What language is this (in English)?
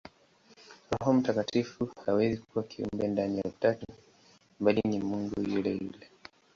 Swahili